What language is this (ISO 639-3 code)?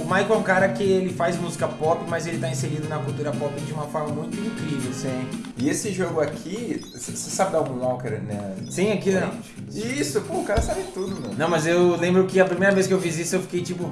por